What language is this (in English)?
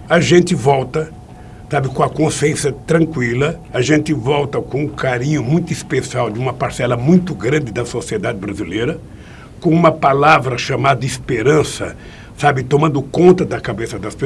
Portuguese